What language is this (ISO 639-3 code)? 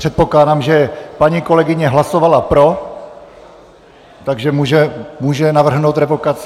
ces